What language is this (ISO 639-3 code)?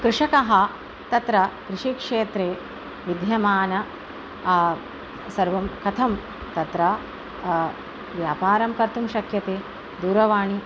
san